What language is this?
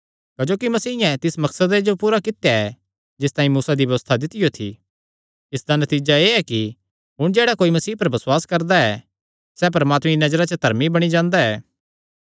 Kangri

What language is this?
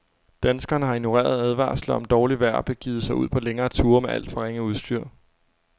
Danish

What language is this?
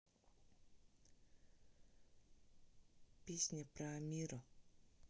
Russian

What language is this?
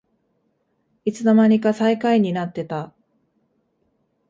Japanese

